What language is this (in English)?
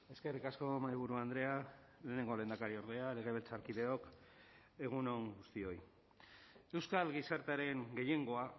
Basque